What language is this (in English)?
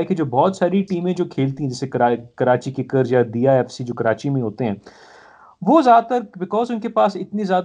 Urdu